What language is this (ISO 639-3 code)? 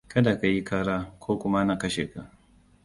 hau